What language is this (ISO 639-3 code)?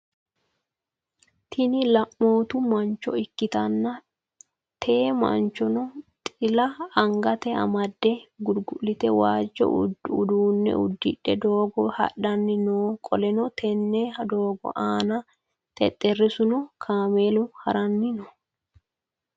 sid